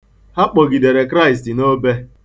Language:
Igbo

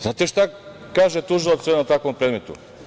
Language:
Serbian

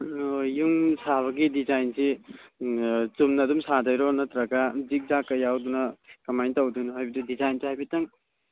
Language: Manipuri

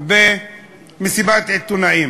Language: Hebrew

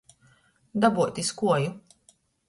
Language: Latgalian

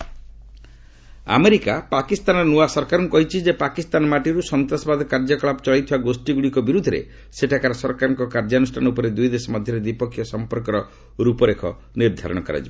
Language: Odia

